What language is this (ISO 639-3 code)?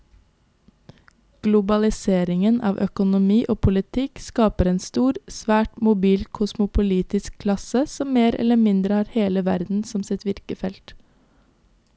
nor